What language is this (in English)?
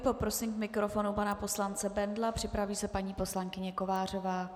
Czech